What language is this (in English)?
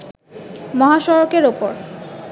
Bangla